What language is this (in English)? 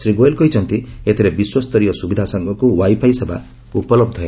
Odia